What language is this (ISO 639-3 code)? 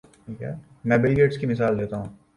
urd